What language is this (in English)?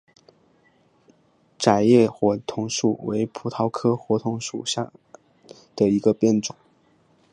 Chinese